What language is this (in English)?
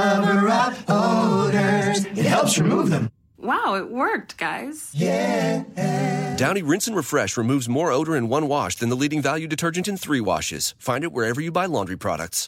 Hindi